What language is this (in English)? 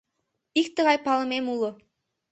Mari